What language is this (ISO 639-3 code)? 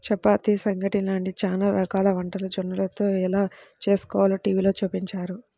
tel